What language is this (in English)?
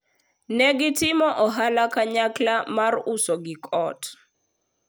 Luo (Kenya and Tanzania)